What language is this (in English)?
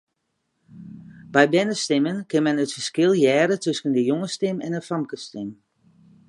Western Frisian